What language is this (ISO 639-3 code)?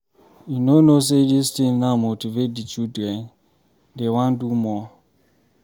pcm